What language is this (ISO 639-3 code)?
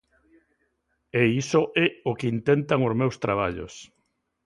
glg